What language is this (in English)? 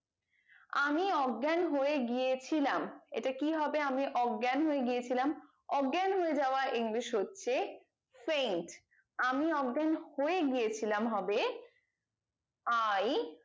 Bangla